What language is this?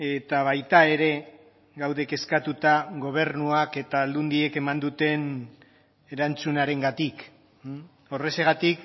Basque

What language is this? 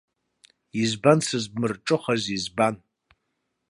Abkhazian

